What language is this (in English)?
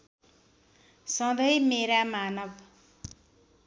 Nepali